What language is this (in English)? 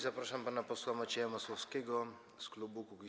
Polish